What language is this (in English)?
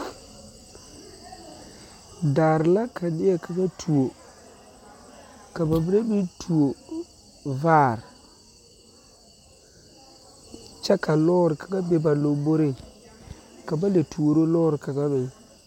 Southern Dagaare